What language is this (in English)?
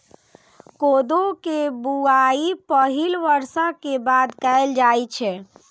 Maithili